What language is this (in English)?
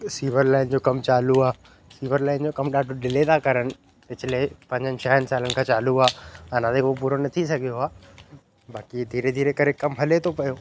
Sindhi